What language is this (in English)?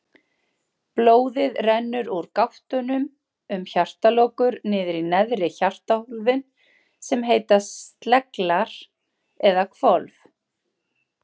Icelandic